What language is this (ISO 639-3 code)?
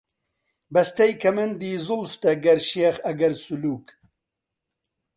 ckb